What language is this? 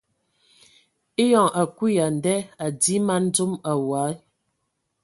Ewondo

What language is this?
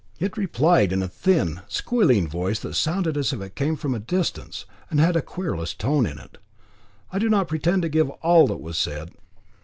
English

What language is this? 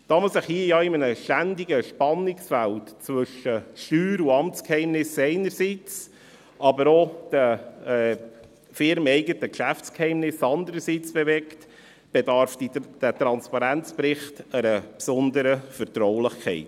Swiss German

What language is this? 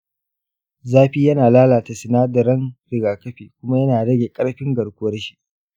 Hausa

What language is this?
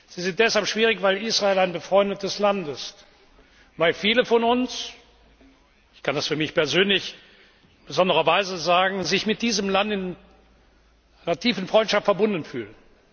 German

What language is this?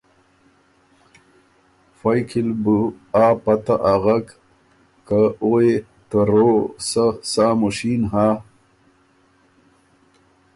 Ormuri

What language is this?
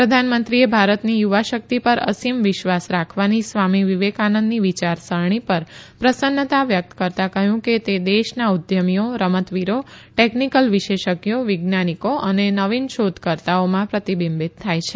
Gujarati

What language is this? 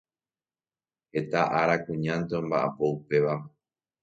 Guarani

